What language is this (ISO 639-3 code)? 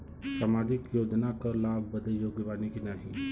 bho